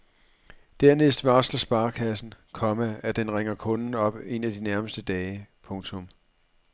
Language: Danish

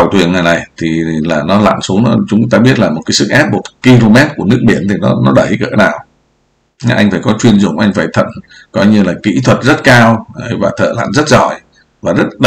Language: Vietnamese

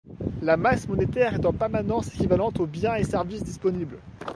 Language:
French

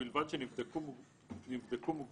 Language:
Hebrew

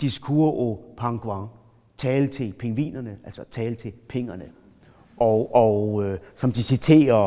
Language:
Danish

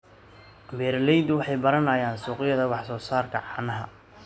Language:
Somali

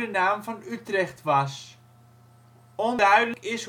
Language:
Dutch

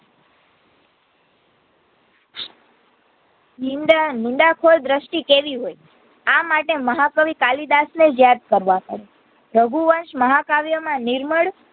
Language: Gujarati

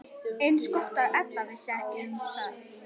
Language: Icelandic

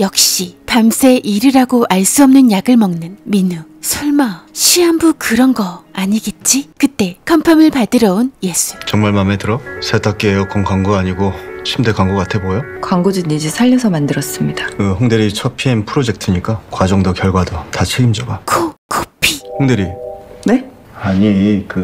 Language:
Korean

